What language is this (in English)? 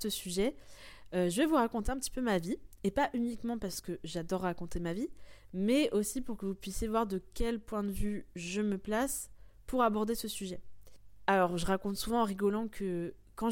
French